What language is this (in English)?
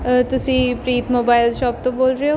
Punjabi